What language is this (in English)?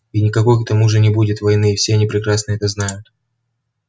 Russian